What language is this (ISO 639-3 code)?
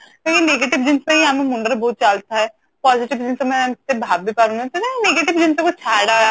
ori